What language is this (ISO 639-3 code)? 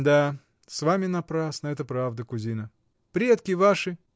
rus